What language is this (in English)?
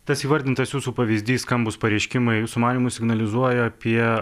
Lithuanian